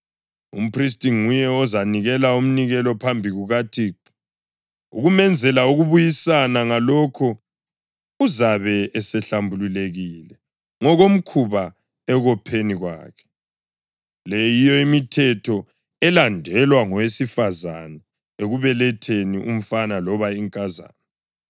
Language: North Ndebele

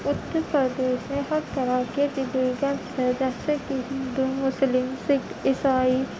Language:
Urdu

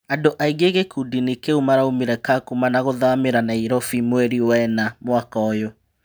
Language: Kikuyu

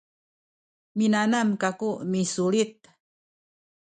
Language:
Sakizaya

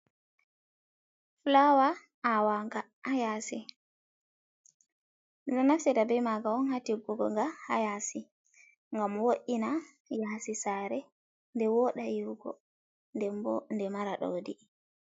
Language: Fula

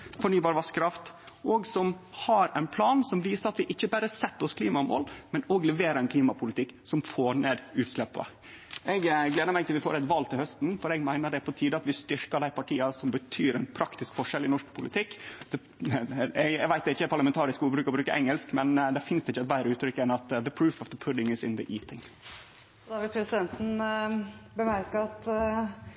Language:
Norwegian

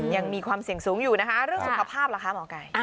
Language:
Thai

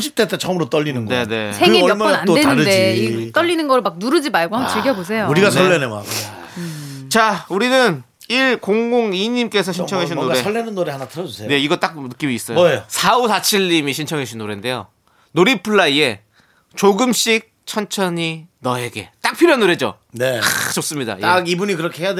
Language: Korean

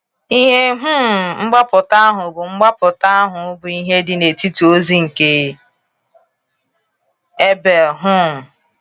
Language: Igbo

